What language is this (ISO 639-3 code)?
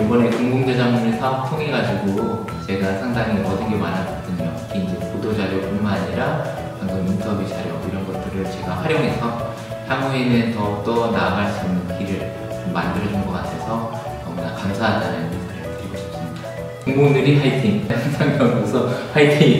kor